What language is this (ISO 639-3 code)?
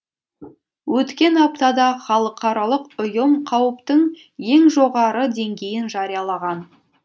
kaz